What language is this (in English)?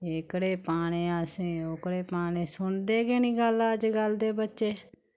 Dogri